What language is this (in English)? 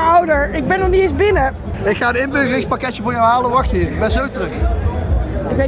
Dutch